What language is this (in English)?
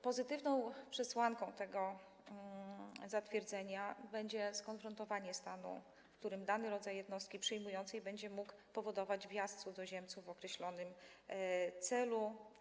Polish